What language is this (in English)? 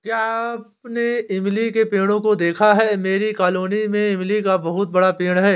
Hindi